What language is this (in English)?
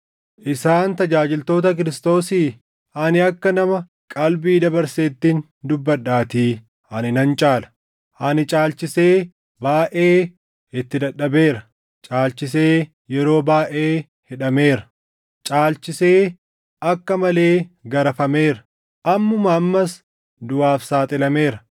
Oromo